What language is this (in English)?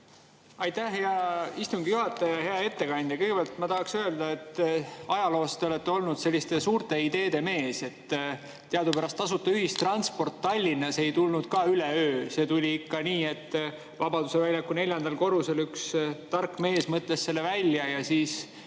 Estonian